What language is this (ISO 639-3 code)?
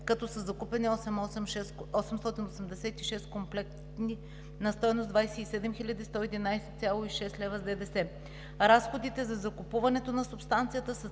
bul